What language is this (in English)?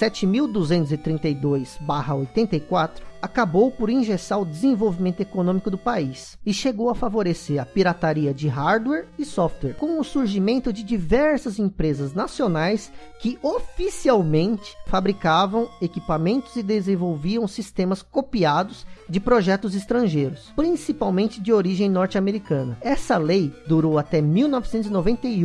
Portuguese